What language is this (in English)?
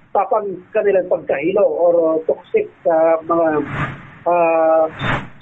Filipino